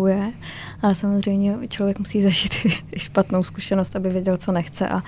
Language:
Czech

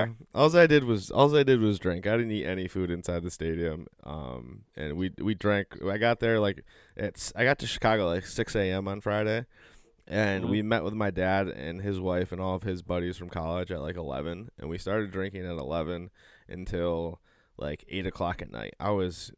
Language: English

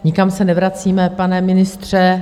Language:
Czech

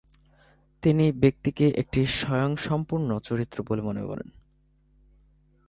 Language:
Bangla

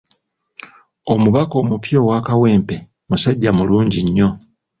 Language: Ganda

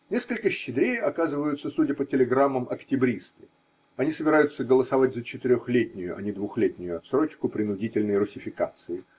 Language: Russian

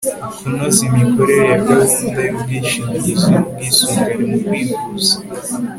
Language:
Kinyarwanda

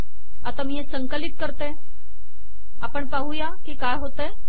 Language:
Marathi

